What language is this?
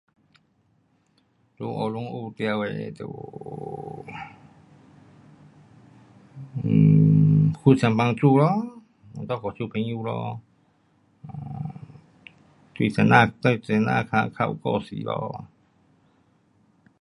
Pu-Xian Chinese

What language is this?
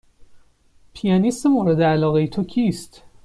Persian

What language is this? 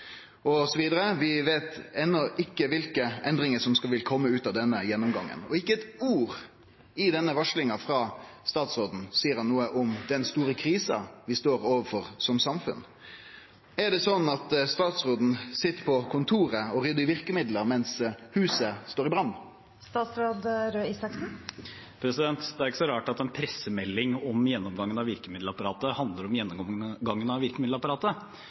Norwegian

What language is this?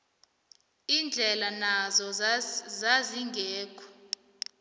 South Ndebele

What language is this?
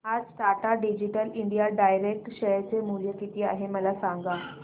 Marathi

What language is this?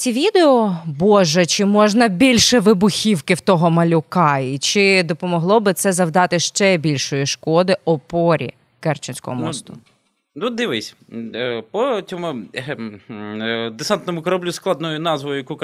Ukrainian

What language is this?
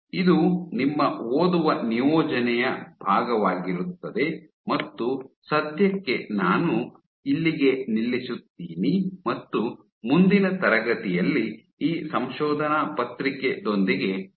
Kannada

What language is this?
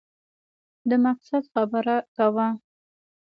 Pashto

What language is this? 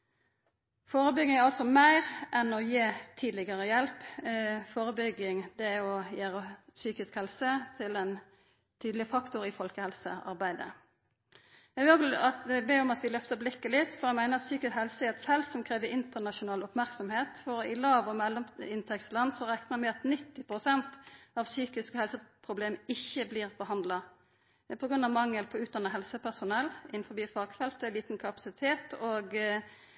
Norwegian Nynorsk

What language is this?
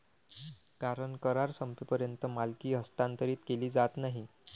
Marathi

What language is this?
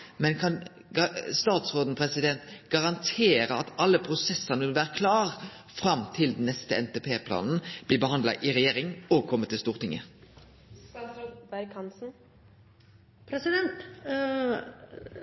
Norwegian Nynorsk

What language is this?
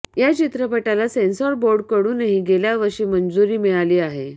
Marathi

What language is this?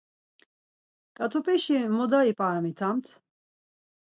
Laz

